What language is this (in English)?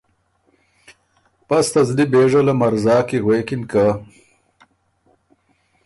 Ormuri